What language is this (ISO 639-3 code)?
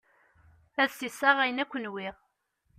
kab